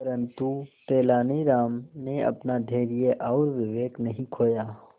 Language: Hindi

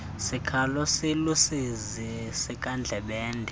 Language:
Xhosa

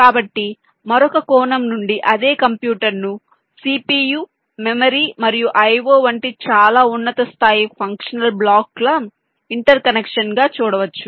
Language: Telugu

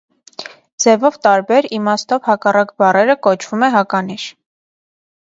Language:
Armenian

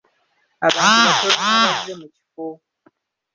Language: Ganda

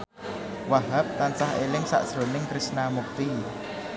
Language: Javanese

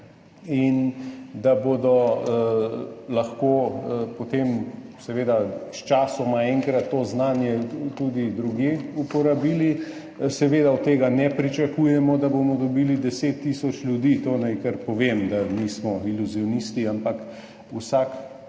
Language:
Slovenian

